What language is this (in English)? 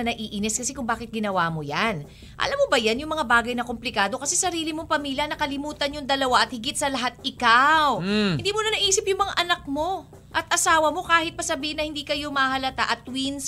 Filipino